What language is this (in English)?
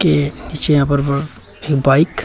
Hindi